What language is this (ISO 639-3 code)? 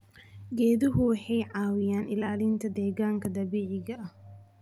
som